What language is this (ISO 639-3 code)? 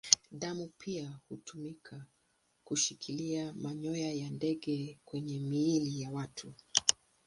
swa